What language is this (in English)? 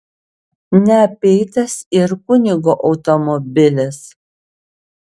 Lithuanian